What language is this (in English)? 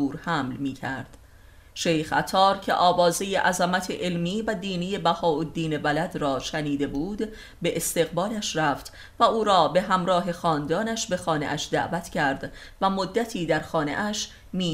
Persian